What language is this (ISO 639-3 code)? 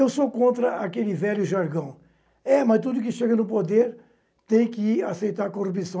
por